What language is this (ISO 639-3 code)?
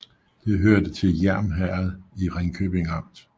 dan